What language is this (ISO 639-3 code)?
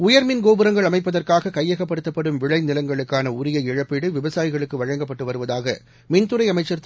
tam